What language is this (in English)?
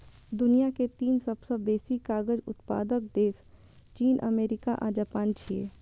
Maithili